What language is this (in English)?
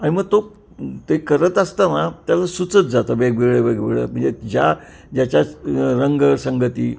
Marathi